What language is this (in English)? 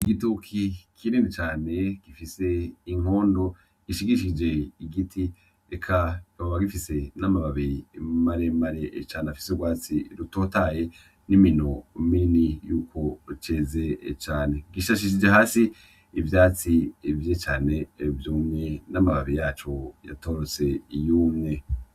Rundi